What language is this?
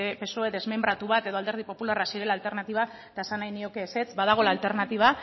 Basque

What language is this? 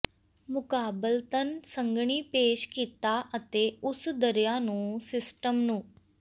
Punjabi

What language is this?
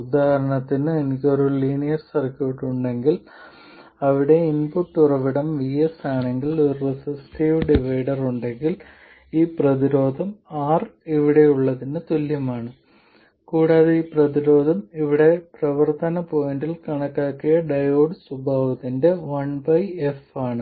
Malayalam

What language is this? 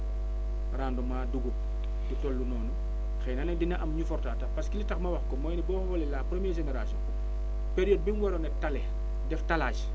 Wolof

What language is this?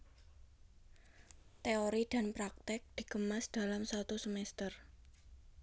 Javanese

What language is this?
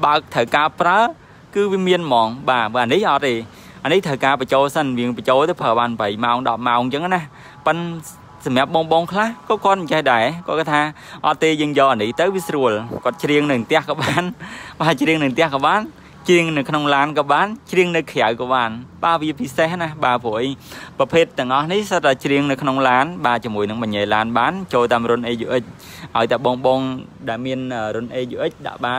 Vietnamese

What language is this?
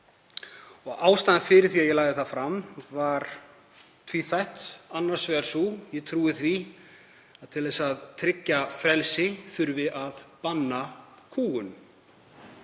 Icelandic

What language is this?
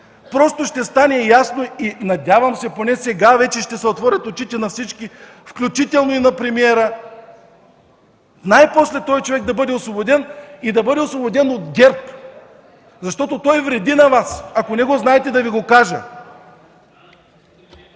Bulgarian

